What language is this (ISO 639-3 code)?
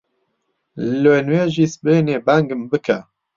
ckb